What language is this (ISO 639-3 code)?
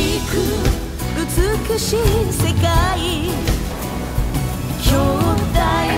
jpn